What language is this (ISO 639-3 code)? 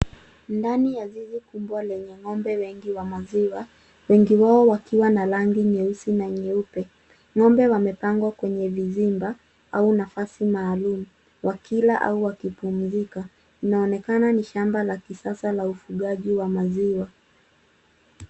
swa